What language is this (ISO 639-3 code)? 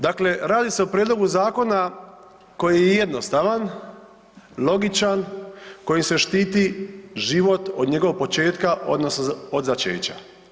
hrv